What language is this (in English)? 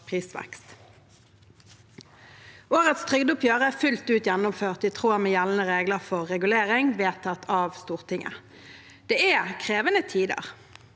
Norwegian